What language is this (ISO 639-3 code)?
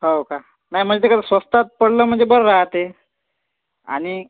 mar